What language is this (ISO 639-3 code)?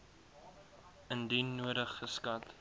afr